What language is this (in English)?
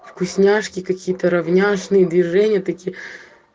Russian